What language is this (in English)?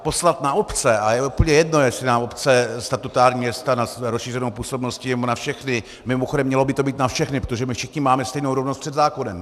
Czech